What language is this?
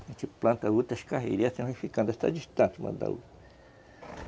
Portuguese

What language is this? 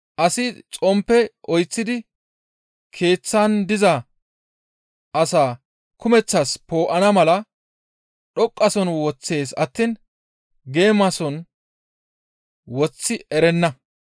Gamo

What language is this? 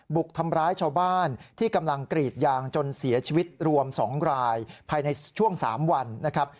Thai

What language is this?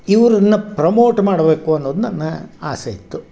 Kannada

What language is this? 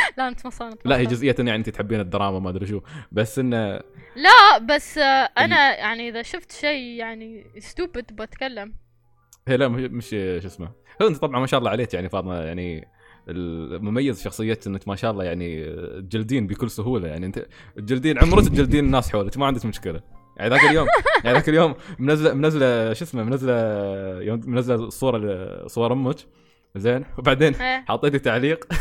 Arabic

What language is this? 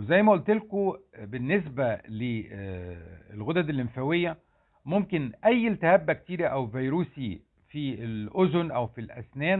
Arabic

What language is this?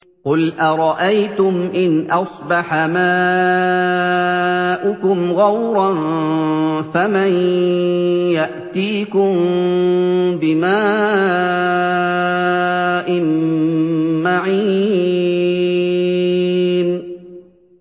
Arabic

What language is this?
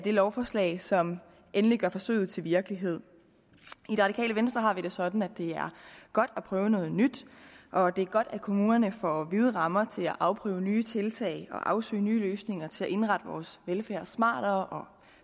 Danish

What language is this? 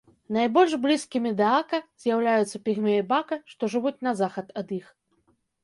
Belarusian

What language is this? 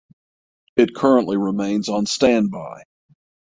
English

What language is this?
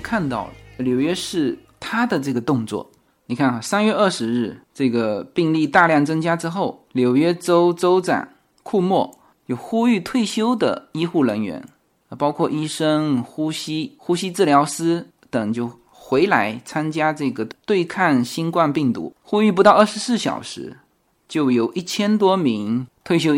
Chinese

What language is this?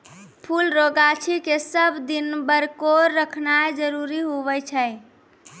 Maithili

